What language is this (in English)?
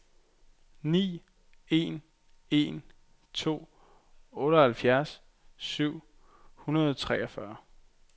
Danish